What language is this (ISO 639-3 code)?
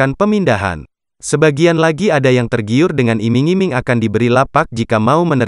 ind